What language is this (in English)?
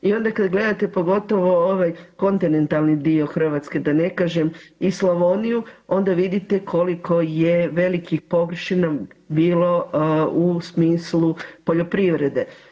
Croatian